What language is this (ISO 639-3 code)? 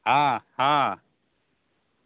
mai